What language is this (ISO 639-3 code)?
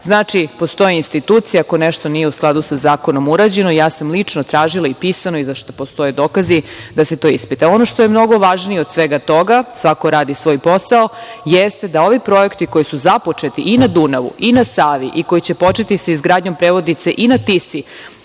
srp